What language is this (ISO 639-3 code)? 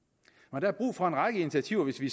dan